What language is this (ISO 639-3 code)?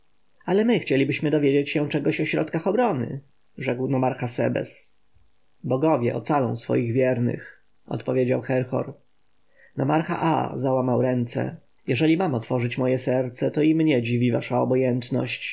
pol